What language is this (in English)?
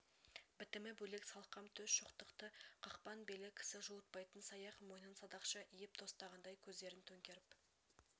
Kazakh